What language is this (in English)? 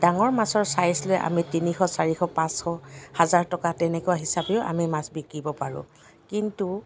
Assamese